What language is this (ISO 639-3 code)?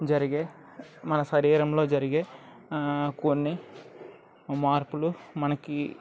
tel